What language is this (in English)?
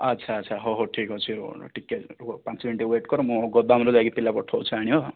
Odia